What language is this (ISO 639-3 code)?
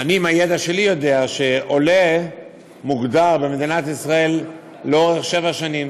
heb